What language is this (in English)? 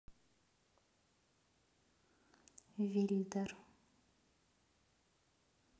Russian